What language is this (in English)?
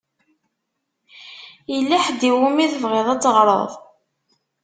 Kabyle